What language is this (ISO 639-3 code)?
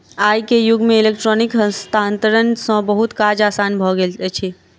mai